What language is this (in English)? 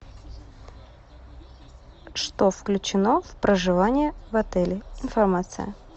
Russian